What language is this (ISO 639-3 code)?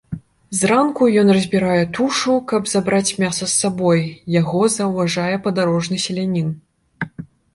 bel